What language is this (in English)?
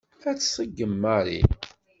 Kabyle